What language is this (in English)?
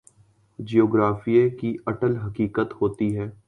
Urdu